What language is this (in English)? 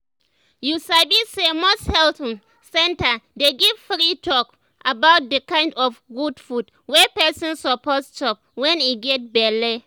Nigerian Pidgin